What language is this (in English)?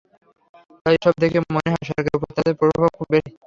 Bangla